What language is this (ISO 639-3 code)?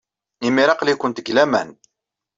kab